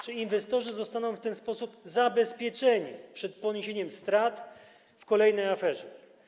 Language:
Polish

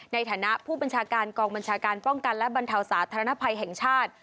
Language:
Thai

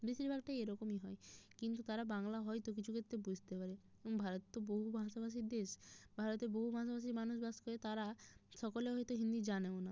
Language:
Bangla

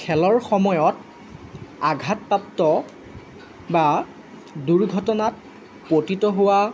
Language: Assamese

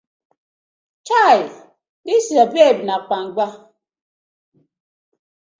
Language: Nigerian Pidgin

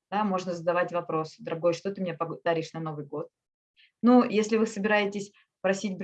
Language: Russian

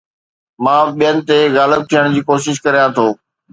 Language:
Sindhi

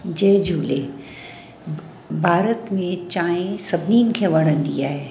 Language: Sindhi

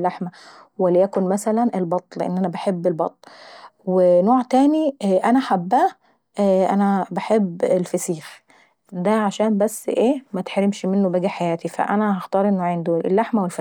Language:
Saidi Arabic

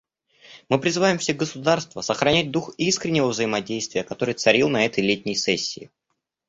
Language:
Russian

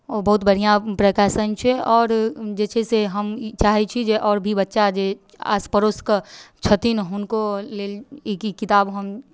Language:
Maithili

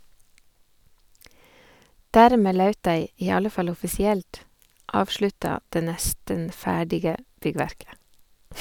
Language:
Norwegian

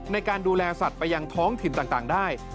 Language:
Thai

